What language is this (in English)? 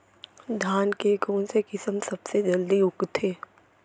Chhattisgarhi